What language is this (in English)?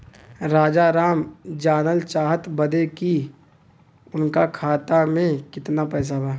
Bhojpuri